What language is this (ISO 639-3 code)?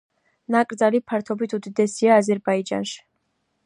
kat